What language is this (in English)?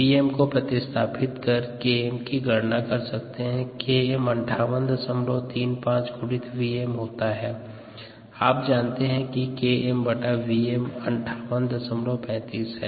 Hindi